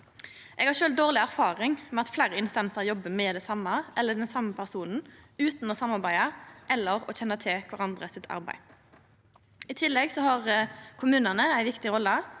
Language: Norwegian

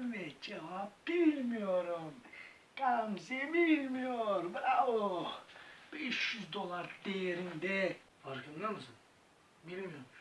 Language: Turkish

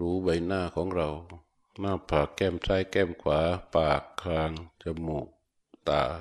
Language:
Thai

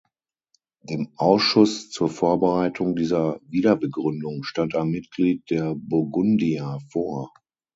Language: German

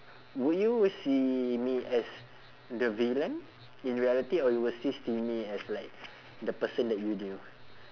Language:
English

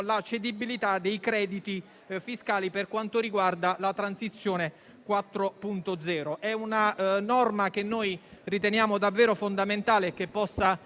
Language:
Italian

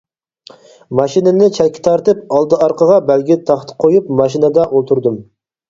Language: Uyghur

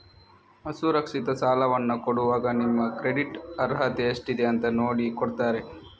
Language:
Kannada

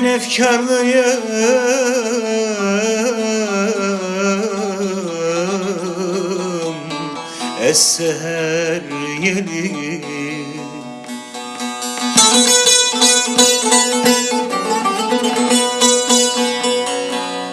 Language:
Turkish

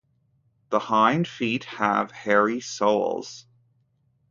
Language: English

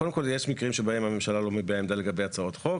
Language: Hebrew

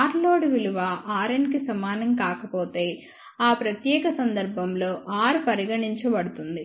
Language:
Telugu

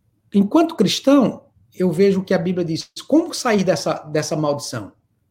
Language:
Portuguese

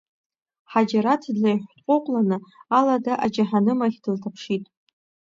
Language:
Abkhazian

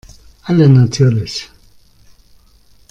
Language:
German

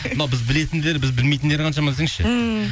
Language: Kazakh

